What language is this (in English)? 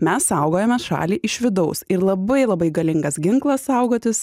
Lithuanian